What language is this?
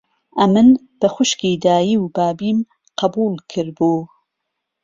Central Kurdish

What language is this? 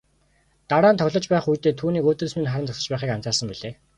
Mongolian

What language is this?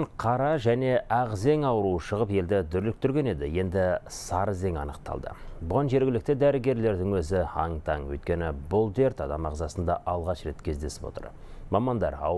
Russian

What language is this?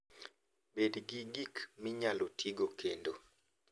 Luo (Kenya and Tanzania)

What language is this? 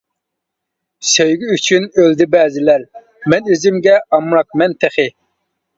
Uyghur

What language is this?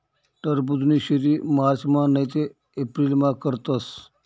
Marathi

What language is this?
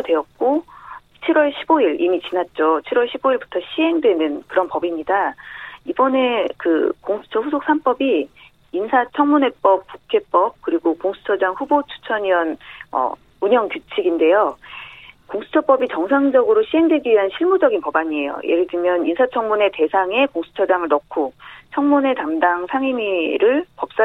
Korean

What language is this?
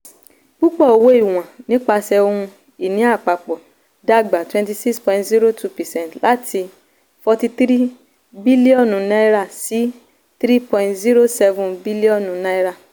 Yoruba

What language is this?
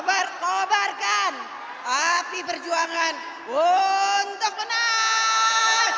Indonesian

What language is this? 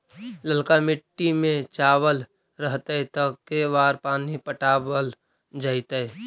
Magahi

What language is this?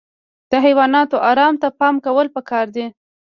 Pashto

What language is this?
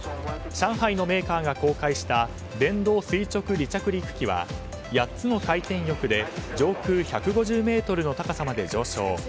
Japanese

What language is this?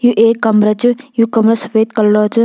Garhwali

